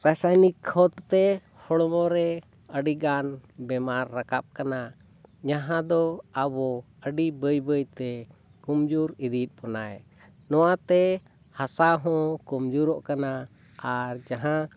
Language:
Santali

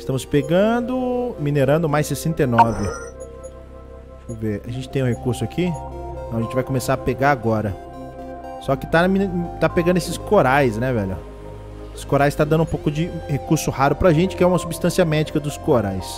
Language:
Portuguese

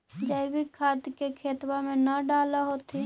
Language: Magahi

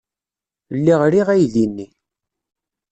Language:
Kabyle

